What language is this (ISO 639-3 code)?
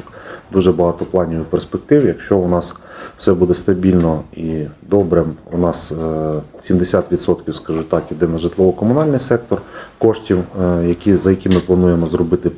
ukr